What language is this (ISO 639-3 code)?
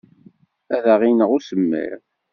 kab